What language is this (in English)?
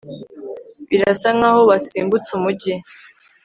Kinyarwanda